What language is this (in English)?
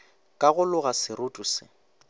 Northern Sotho